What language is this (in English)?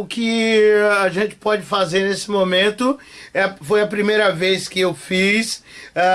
Portuguese